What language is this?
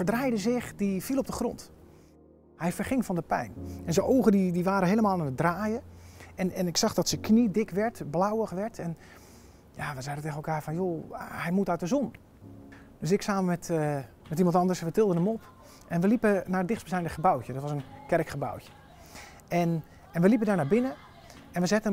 Dutch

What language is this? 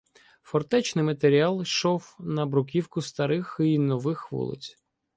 Ukrainian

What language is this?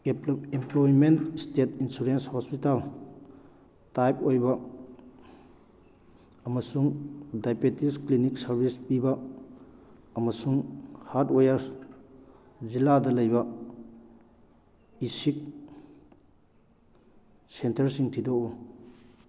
Manipuri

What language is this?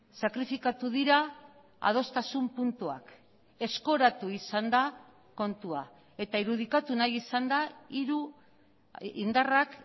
Basque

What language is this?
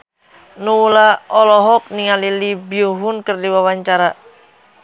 Sundanese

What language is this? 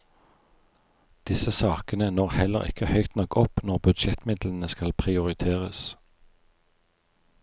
Norwegian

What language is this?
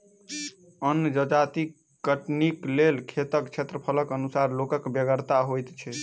Maithili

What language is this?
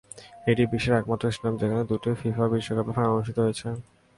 Bangla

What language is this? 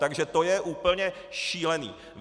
Czech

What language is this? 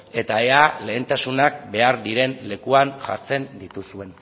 Basque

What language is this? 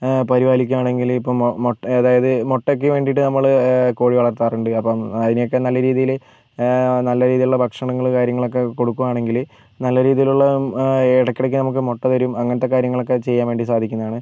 Malayalam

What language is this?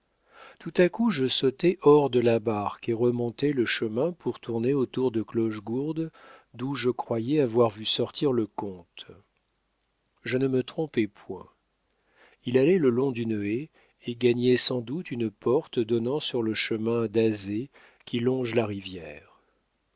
French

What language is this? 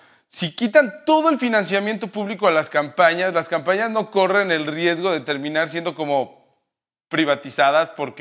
Spanish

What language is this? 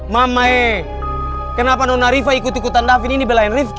Indonesian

